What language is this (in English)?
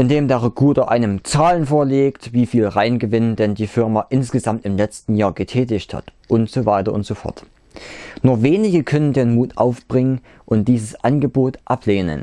German